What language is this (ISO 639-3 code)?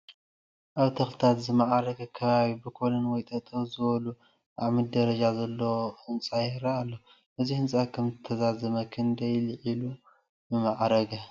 tir